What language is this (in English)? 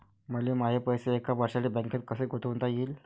Marathi